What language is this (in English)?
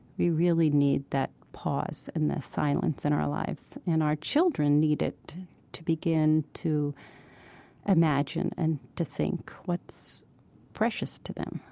English